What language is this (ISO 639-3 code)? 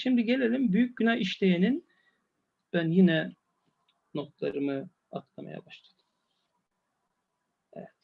tur